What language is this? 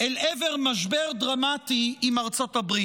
Hebrew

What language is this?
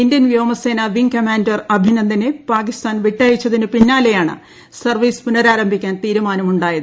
Malayalam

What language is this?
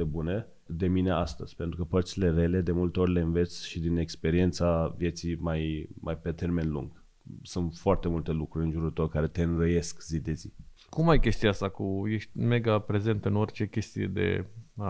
Romanian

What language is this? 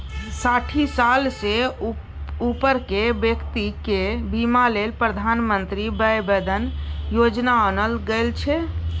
Maithili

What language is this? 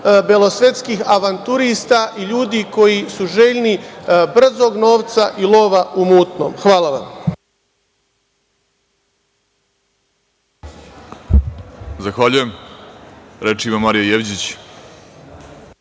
Serbian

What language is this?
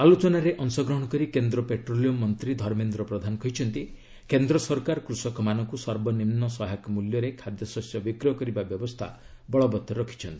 Odia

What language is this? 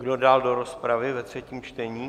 Czech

